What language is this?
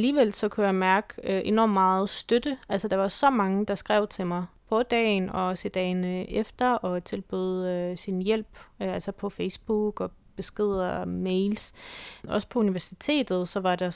Danish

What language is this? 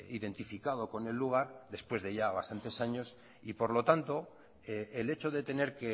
Spanish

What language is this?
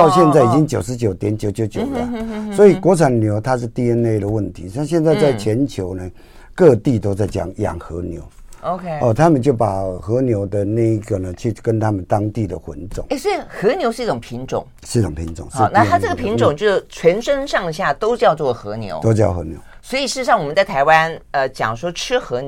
Chinese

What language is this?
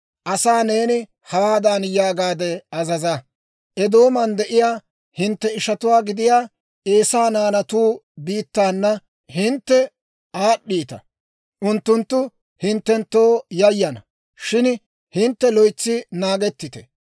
Dawro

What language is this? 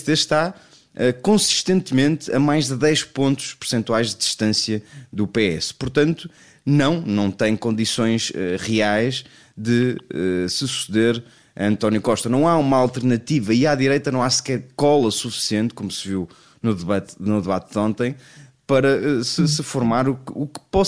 Portuguese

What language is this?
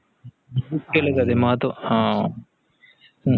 Marathi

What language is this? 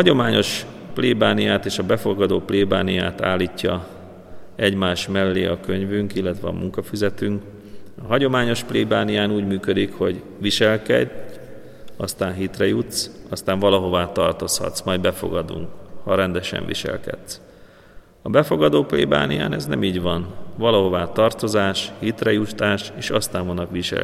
Hungarian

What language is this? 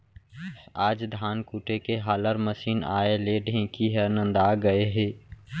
Chhattisgarhi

